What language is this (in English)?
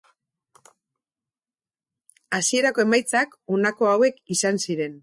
Basque